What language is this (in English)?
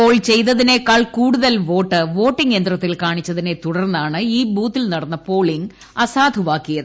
Malayalam